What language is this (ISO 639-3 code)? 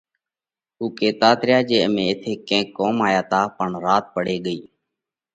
kvx